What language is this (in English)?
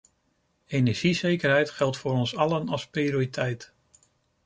Dutch